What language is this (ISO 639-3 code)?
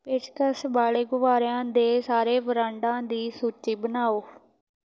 pan